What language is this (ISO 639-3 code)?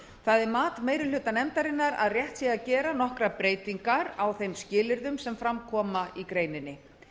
isl